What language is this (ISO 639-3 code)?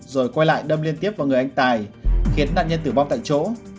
vie